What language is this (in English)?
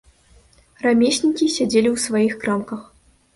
Belarusian